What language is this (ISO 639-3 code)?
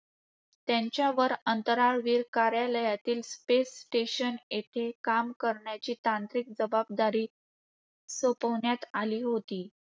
mar